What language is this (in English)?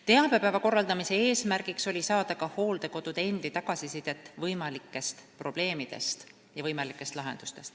Estonian